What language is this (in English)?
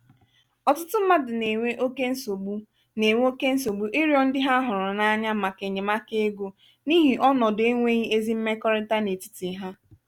Igbo